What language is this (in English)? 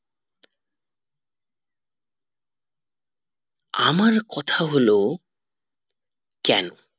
Bangla